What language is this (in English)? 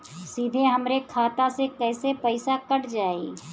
Bhojpuri